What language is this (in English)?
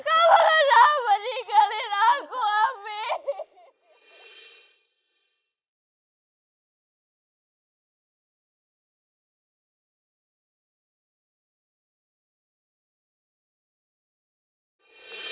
Indonesian